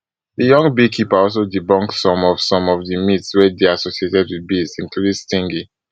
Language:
Nigerian Pidgin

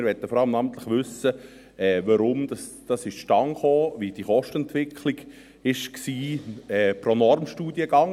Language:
Swiss German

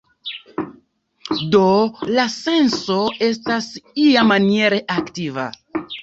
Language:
Esperanto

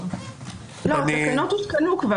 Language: Hebrew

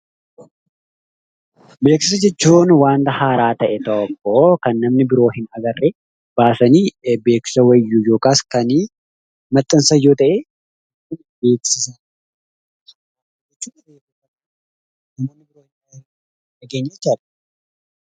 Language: Oromo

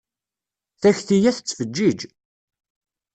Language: Kabyle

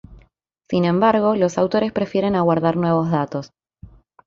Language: Spanish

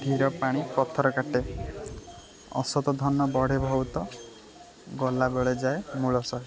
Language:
Odia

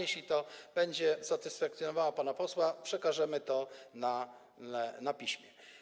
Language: Polish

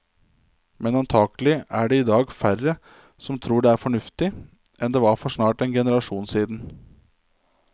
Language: Norwegian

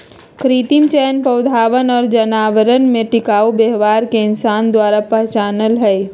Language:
Magahi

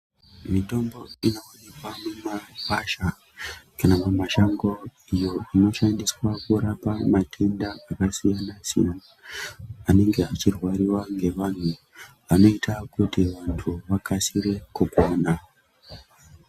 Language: Ndau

